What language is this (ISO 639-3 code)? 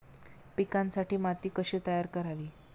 mar